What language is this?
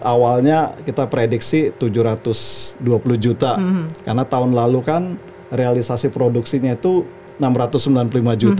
Indonesian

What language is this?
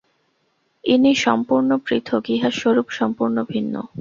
Bangla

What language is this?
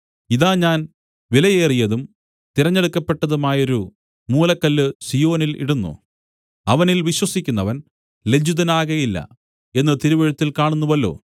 Malayalam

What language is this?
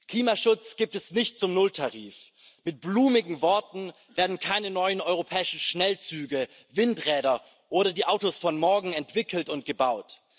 German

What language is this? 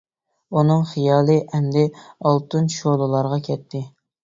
Uyghur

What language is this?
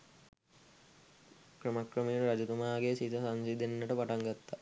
Sinhala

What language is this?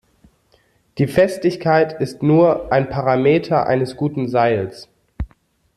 German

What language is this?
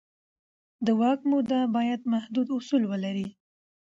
Pashto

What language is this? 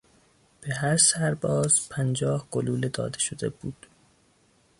Persian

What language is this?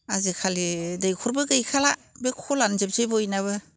Bodo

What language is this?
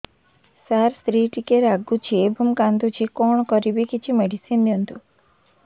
Odia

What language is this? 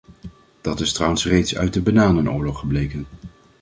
Dutch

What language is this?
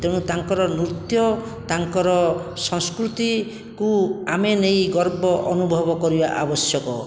Odia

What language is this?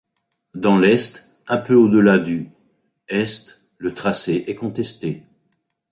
French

